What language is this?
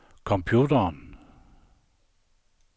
Danish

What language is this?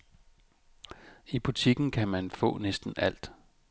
Danish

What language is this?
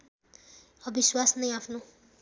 Nepali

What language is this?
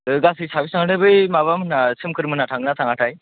Bodo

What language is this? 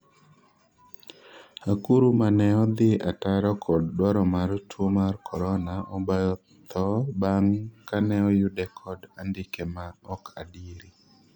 Luo (Kenya and Tanzania)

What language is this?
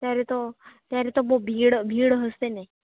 Gujarati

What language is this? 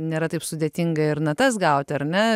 Lithuanian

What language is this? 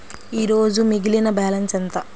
Telugu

